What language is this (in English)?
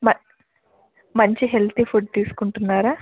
Telugu